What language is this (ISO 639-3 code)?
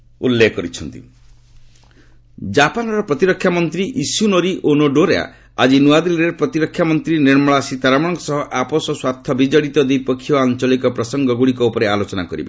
ori